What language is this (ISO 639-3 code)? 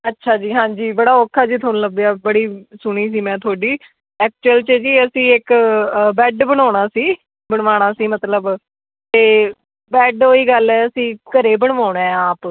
pan